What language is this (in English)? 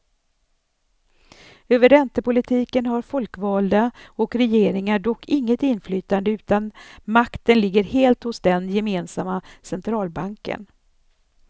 Swedish